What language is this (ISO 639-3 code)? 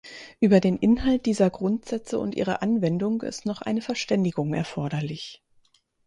deu